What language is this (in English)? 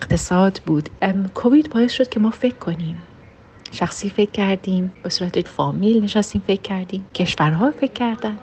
Persian